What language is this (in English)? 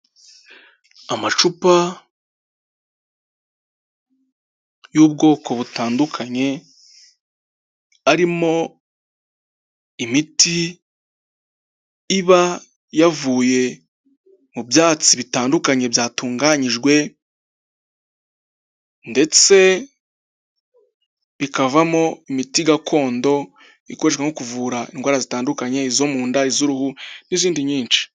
Kinyarwanda